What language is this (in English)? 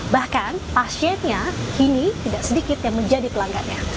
Indonesian